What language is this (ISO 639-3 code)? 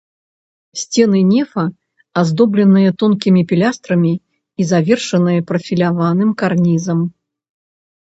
bel